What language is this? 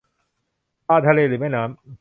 Thai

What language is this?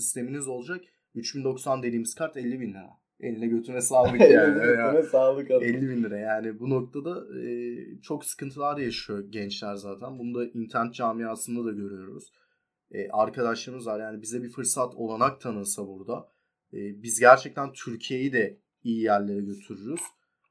Turkish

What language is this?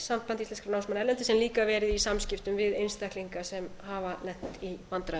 Icelandic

